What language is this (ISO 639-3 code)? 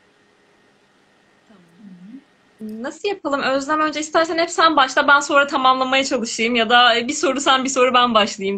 tur